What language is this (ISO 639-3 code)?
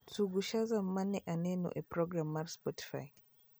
luo